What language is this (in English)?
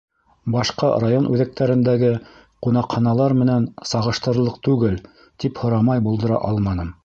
Bashkir